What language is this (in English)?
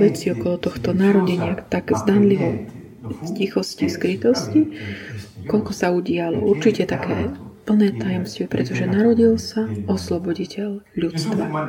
Slovak